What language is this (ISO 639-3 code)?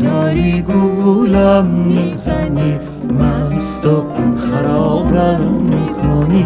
fas